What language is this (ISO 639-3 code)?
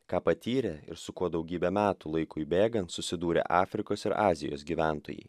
lit